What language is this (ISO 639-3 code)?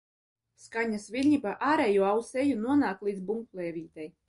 lav